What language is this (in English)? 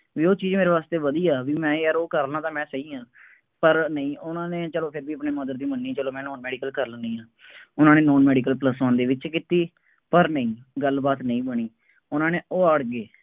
Punjabi